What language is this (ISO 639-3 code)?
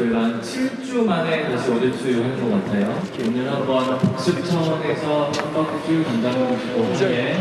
kor